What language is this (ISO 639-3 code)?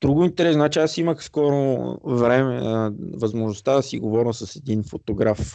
bul